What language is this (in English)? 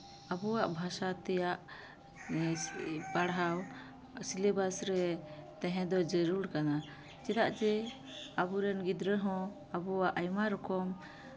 Santali